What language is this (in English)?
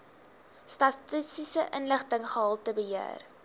Afrikaans